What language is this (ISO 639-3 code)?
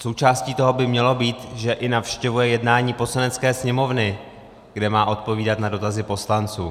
ces